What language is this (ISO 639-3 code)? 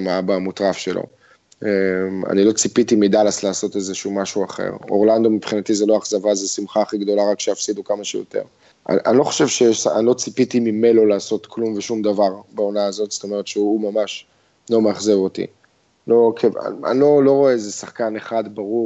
heb